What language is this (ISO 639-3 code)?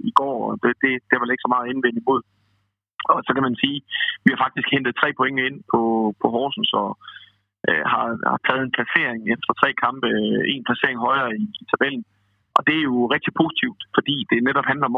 dan